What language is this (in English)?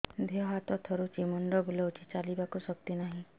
Odia